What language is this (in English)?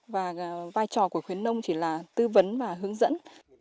Vietnamese